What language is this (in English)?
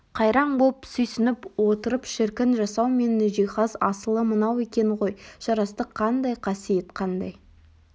Kazakh